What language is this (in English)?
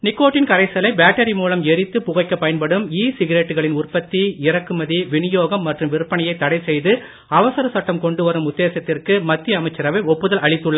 Tamil